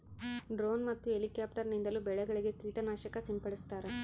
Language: Kannada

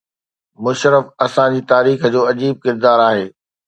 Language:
Sindhi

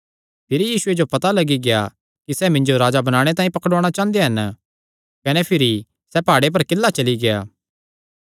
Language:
Kangri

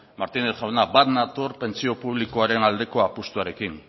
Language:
Basque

